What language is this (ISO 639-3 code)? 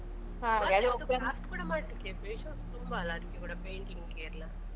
kan